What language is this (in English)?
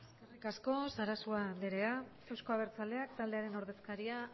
Basque